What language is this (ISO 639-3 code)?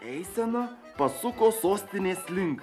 lit